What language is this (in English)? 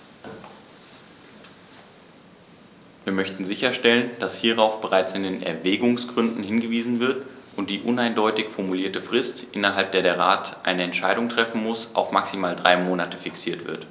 German